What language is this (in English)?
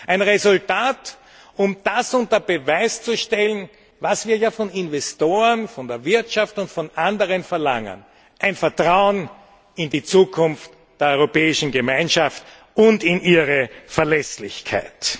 German